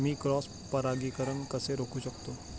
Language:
Marathi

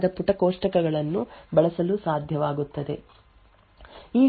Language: Kannada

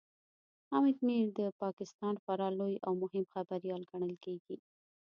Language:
Pashto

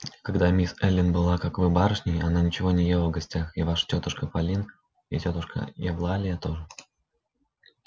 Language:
Russian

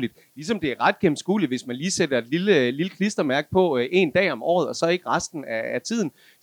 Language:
Danish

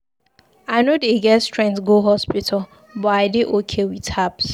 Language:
Nigerian Pidgin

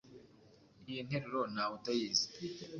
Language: Kinyarwanda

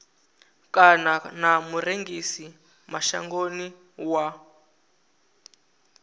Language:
Venda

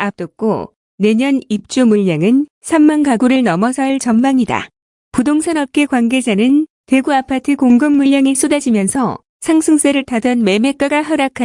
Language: Korean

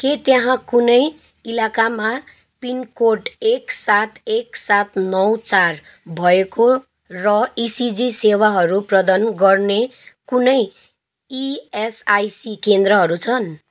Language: Nepali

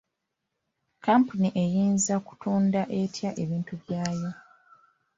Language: Ganda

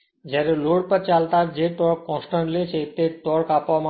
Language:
Gujarati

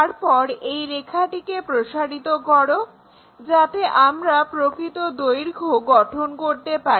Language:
Bangla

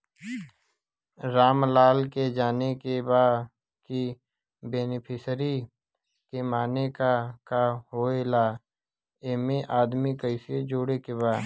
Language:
Bhojpuri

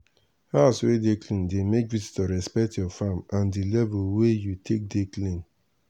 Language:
Nigerian Pidgin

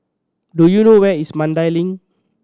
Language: English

